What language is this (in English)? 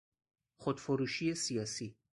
Persian